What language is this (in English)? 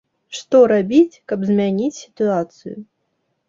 Belarusian